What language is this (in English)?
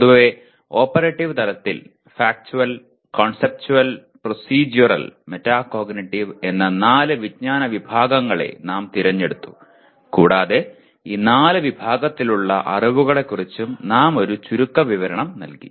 Malayalam